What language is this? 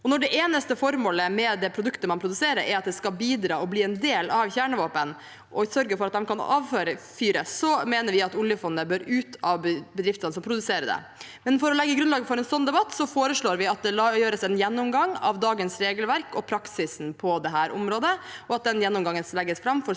Norwegian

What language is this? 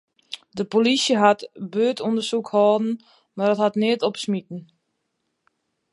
Western Frisian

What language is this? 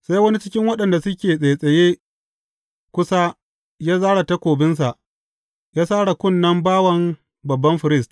Hausa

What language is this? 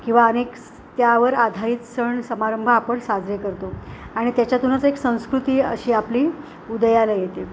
Marathi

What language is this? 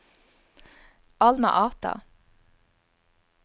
Norwegian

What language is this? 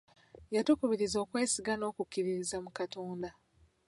Ganda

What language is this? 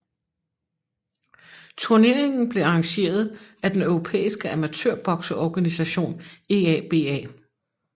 Danish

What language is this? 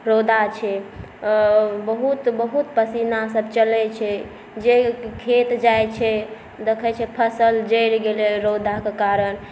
Maithili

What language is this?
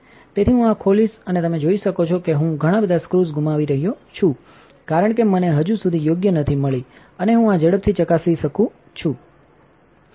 Gujarati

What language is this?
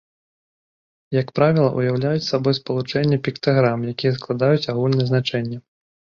Belarusian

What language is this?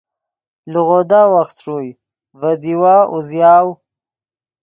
Yidgha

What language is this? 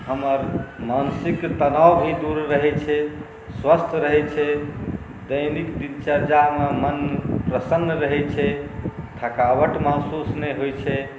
Maithili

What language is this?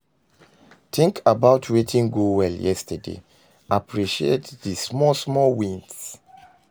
Nigerian Pidgin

